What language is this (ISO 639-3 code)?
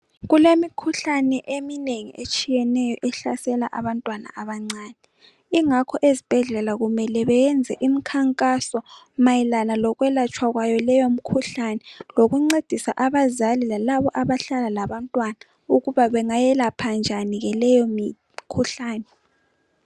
nde